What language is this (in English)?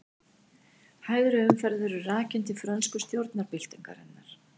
Icelandic